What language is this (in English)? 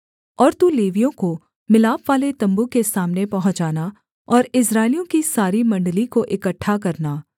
Hindi